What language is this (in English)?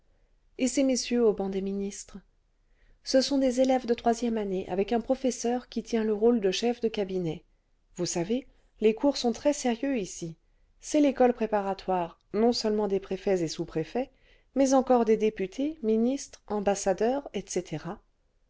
French